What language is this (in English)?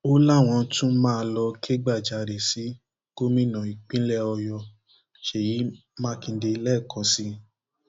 Yoruba